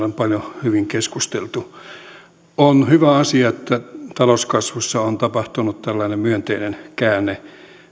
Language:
Finnish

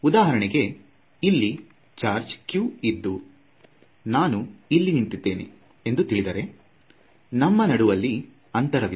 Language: Kannada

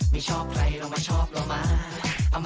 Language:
Thai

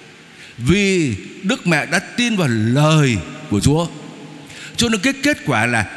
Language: Vietnamese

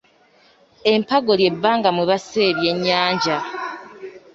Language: Ganda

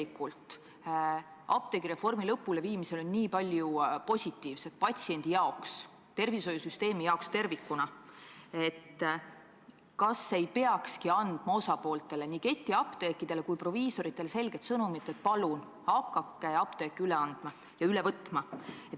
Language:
Estonian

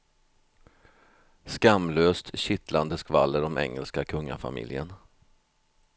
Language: Swedish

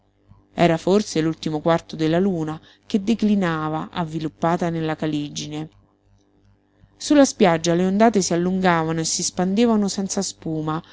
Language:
Italian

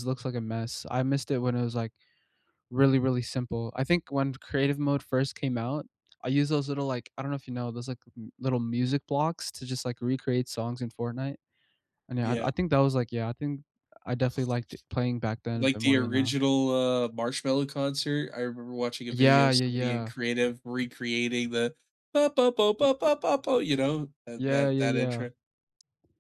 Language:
English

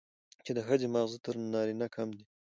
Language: Pashto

